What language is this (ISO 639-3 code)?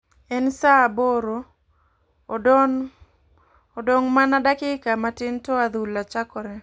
luo